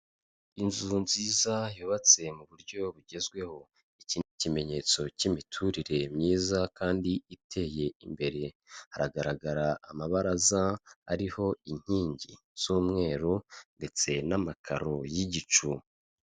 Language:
Kinyarwanda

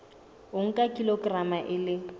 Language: Southern Sotho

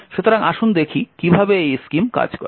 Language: Bangla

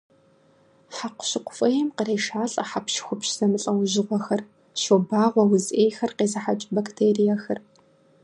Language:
Kabardian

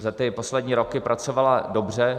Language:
Czech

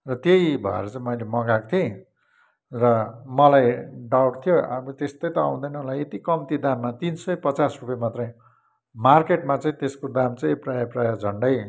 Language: Nepali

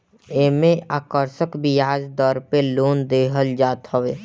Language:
Bhojpuri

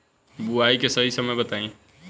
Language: Bhojpuri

